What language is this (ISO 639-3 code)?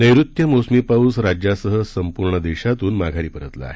mar